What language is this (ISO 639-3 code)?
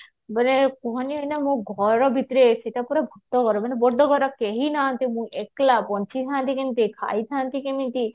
ori